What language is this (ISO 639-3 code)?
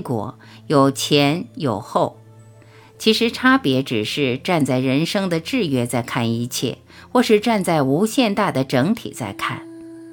zho